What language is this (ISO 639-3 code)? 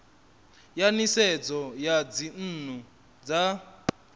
ven